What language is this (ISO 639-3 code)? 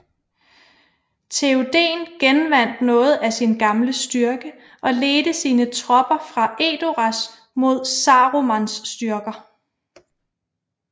dan